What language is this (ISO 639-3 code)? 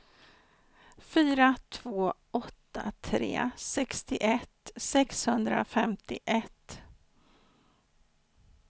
swe